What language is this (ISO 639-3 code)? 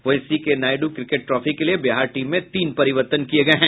hin